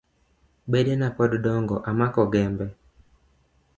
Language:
Luo (Kenya and Tanzania)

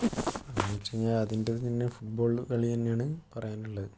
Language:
Malayalam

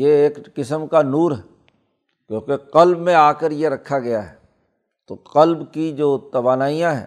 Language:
Urdu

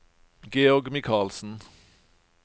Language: Norwegian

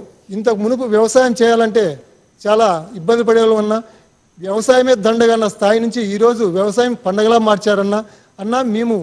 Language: Telugu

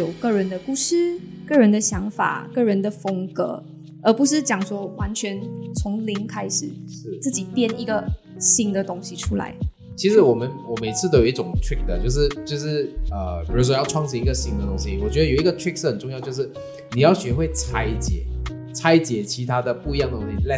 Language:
Chinese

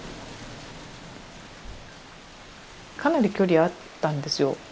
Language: Japanese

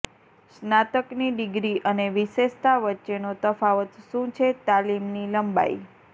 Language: Gujarati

